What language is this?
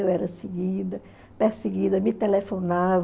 Portuguese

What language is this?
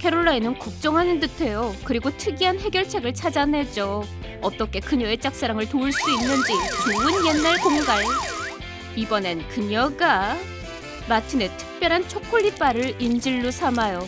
Korean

